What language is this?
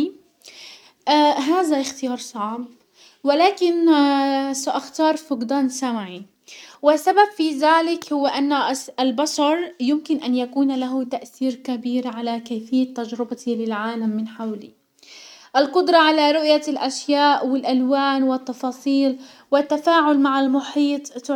Hijazi Arabic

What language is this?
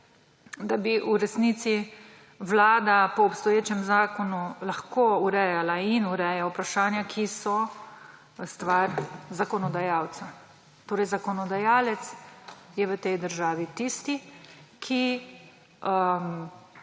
Slovenian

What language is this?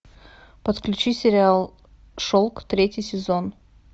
Russian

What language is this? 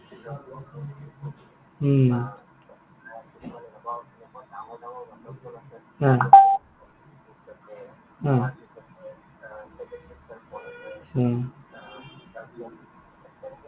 Assamese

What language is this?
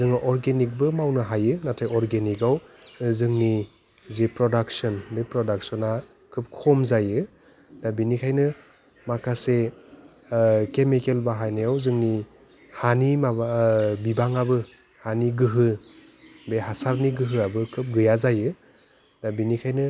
Bodo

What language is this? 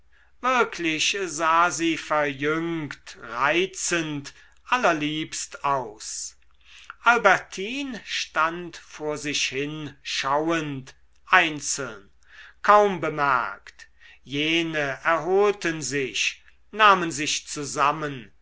German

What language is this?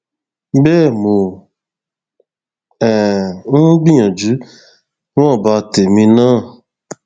Yoruba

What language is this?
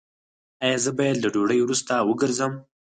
Pashto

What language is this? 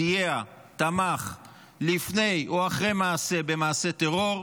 Hebrew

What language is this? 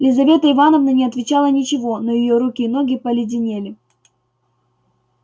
Russian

